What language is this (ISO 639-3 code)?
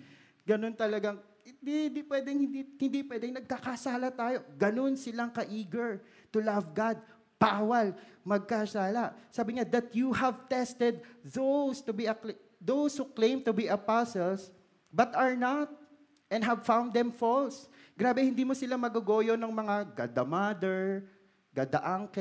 fil